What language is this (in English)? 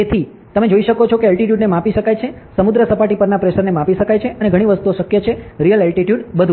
Gujarati